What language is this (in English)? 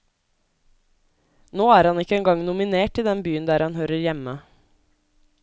Norwegian